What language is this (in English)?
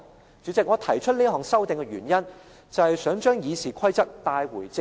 Cantonese